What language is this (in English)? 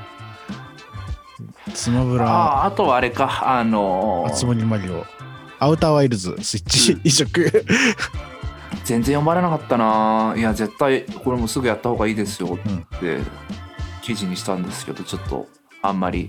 Japanese